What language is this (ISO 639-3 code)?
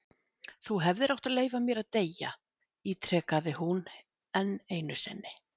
isl